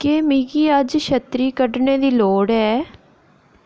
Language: Dogri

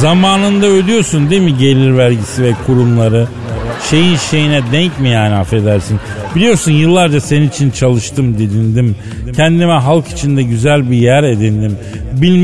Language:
Turkish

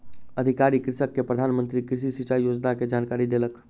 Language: Maithili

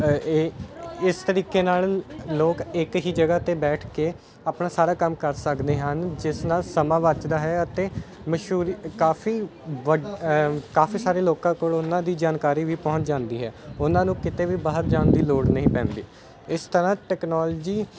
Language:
Punjabi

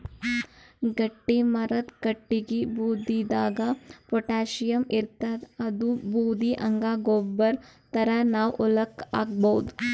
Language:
Kannada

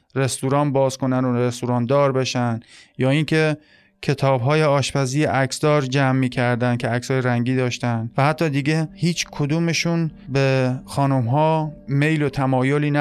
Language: Persian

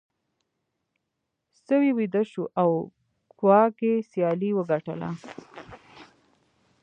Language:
Pashto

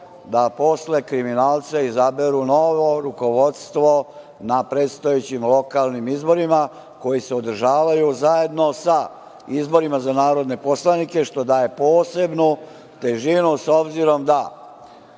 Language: Serbian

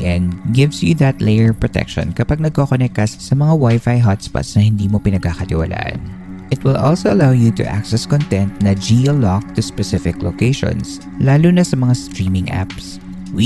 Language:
Filipino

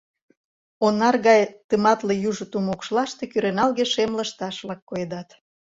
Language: Mari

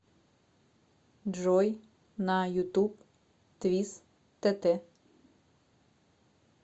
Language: Russian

